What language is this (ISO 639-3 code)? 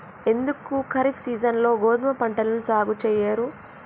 tel